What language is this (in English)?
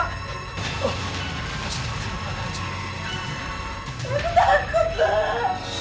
Indonesian